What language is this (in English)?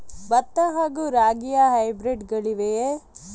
Kannada